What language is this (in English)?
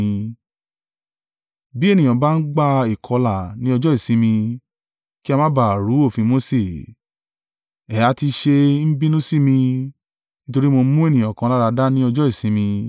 Yoruba